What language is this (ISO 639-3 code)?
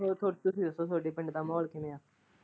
pan